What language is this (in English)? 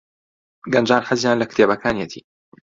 Central Kurdish